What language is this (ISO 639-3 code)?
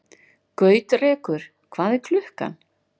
isl